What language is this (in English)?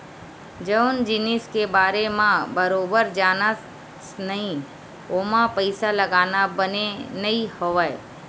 Chhattisgarhi